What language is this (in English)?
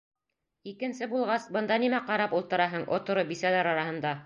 Bashkir